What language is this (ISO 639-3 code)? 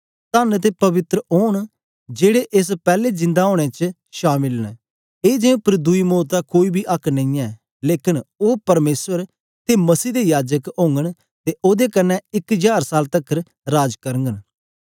doi